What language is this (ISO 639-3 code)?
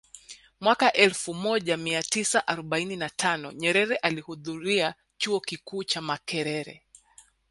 swa